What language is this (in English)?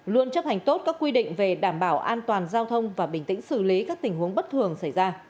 Vietnamese